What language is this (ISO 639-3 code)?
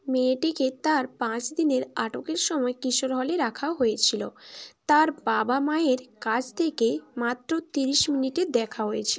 ben